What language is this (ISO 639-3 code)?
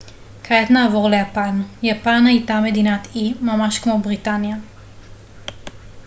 heb